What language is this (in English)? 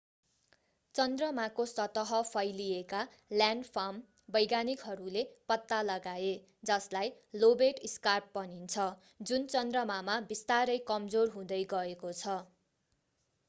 Nepali